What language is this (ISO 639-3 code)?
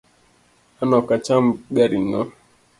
luo